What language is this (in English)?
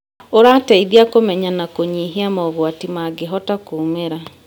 Kikuyu